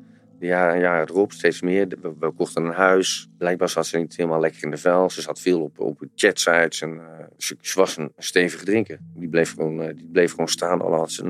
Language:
Dutch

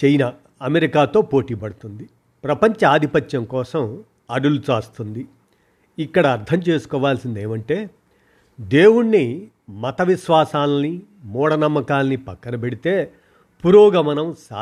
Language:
Telugu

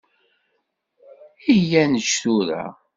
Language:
Kabyle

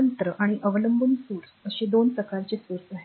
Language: Marathi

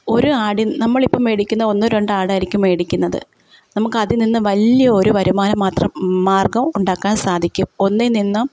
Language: Malayalam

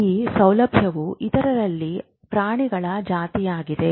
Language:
Kannada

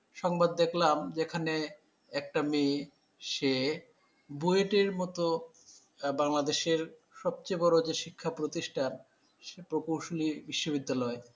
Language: Bangla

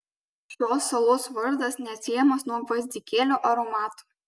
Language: Lithuanian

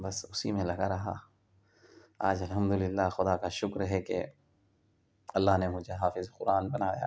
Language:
Urdu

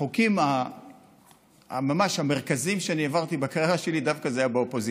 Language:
Hebrew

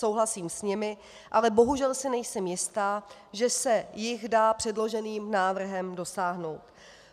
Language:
Czech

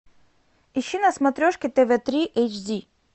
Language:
Russian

